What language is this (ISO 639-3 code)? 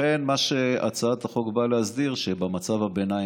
heb